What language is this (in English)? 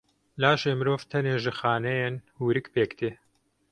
Kurdish